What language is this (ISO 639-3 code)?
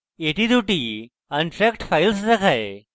ben